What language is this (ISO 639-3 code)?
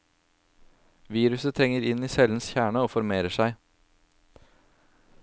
nor